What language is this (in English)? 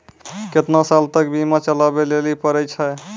Maithili